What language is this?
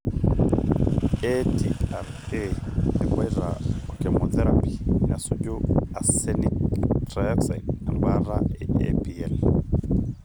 Masai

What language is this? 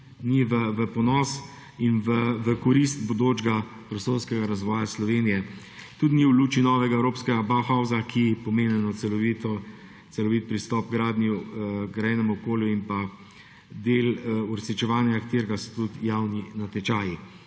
Slovenian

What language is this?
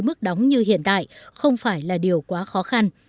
Vietnamese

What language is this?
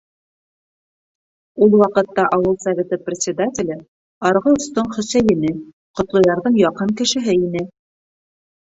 Bashkir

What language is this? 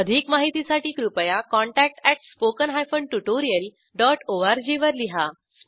Marathi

